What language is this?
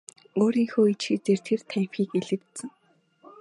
Mongolian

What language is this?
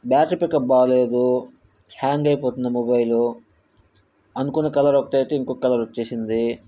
Telugu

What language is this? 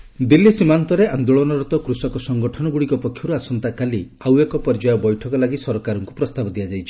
Odia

